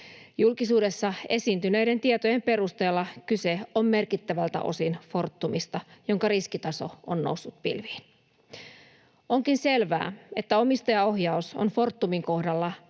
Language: Finnish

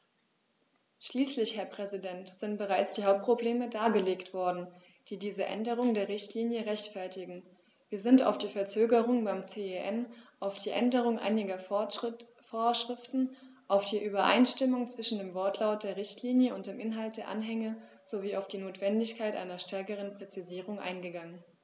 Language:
German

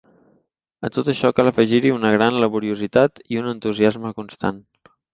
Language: Catalan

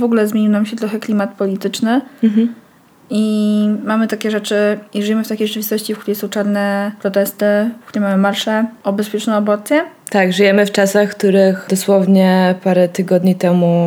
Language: Polish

